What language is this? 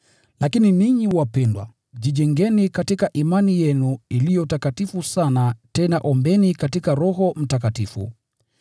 Swahili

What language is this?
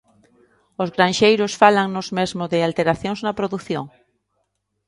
Galician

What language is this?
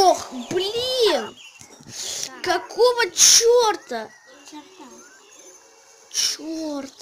Russian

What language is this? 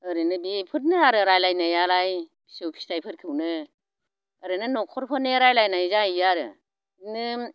Bodo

